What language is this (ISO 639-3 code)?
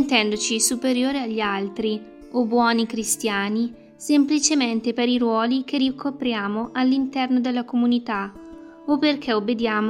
ita